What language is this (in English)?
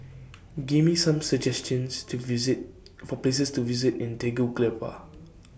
English